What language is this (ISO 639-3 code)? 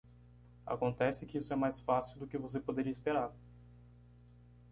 por